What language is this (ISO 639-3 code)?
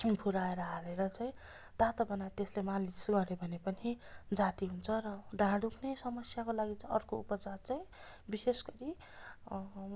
nep